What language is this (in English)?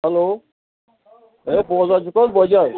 Kashmiri